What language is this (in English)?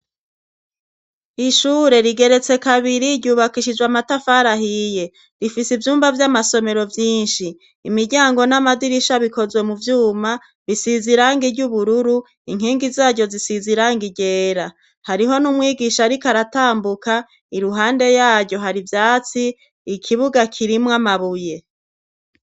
Rundi